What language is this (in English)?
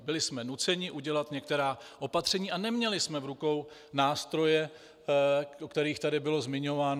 Czech